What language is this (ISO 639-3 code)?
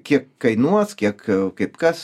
lit